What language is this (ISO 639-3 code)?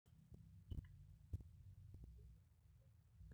mas